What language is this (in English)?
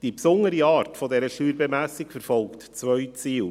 Swiss German